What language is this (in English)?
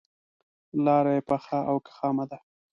Pashto